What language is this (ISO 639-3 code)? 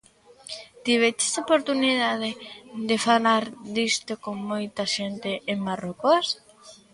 glg